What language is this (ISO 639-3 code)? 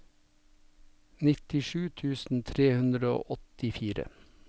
nor